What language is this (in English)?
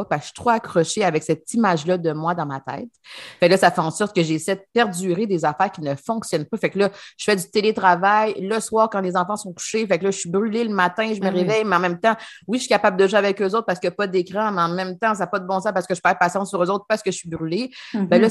French